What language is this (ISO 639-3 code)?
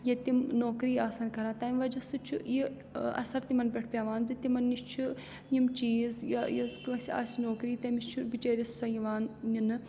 kas